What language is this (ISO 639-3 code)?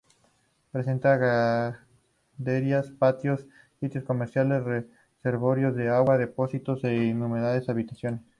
spa